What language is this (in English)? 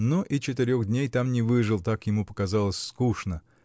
Russian